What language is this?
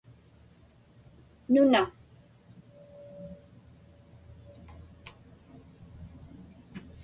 Inupiaq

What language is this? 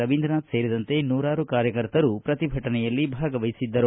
Kannada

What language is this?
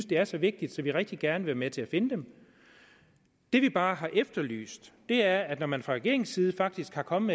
Danish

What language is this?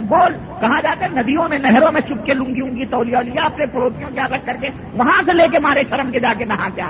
Urdu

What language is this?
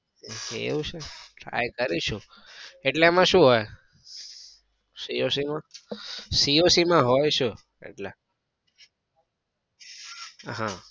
Gujarati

